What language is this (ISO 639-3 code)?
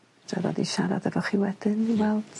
cym